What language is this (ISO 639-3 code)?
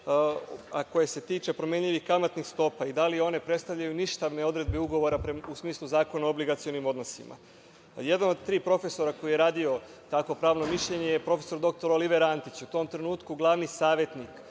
srp